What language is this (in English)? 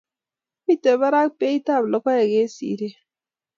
Kalenjin